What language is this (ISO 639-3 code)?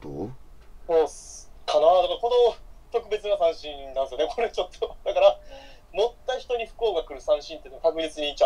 jpn